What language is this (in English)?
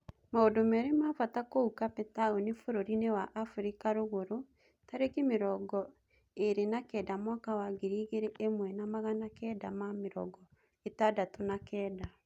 Kikuyu